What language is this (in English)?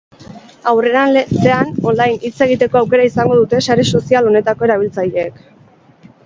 Basque